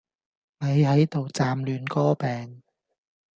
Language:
Cantonese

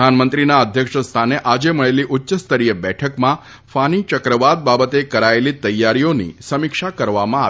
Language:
Gujarati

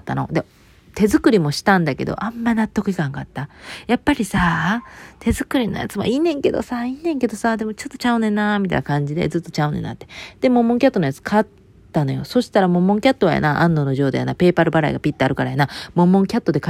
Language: Japanese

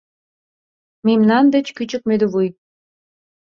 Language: Mari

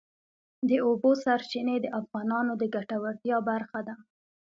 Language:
Pashto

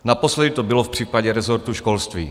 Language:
Czech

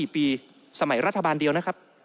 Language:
Thai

